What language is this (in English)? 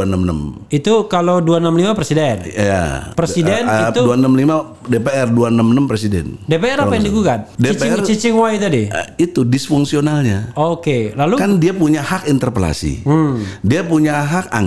Indonesian